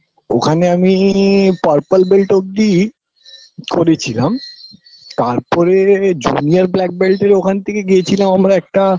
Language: Bangla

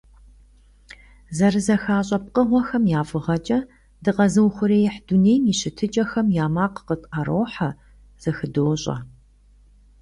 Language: Kabardian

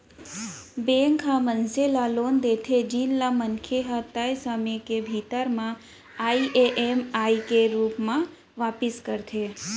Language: Chhattisgarhi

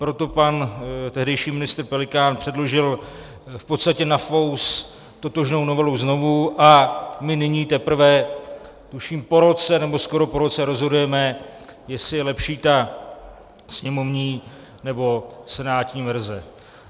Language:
Czech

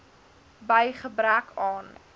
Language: Afrikaans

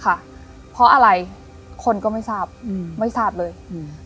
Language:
Thai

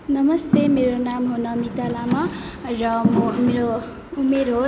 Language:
Nepali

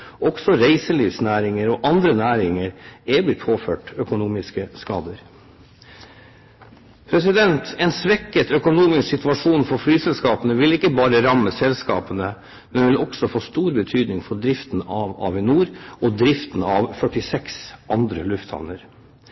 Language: Norwegian Bokmål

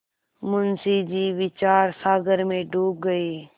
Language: Hindi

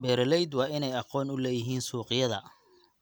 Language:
Somali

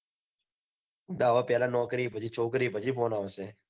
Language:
Gujarati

